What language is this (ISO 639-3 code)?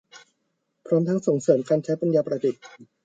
tha